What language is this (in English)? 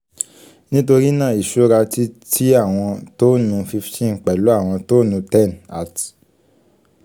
Yoruba